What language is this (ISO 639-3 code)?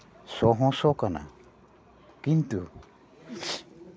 sat